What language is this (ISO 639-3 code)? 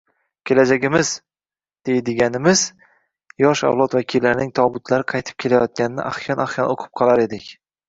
uzb